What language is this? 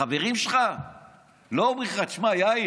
Hebrew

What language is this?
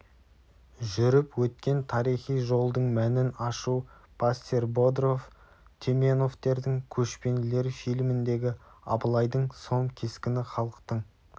Kazakh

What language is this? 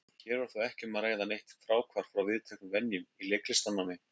Icelandic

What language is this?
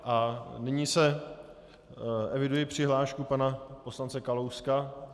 Czech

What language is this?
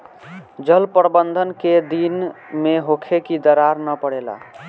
Bhojpuri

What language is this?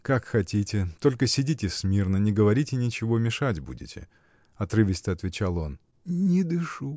Russian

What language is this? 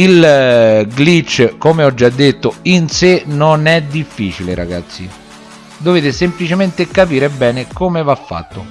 Italian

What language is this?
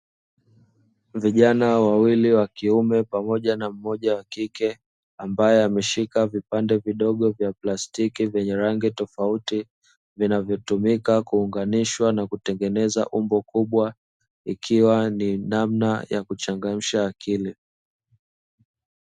Swahili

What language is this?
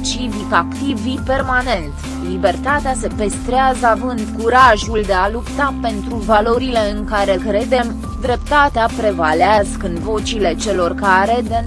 Romanian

